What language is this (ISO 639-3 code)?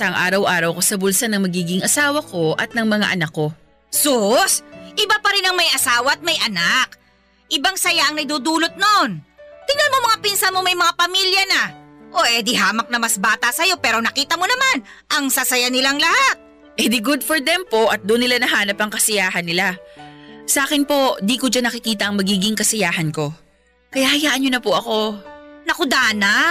fil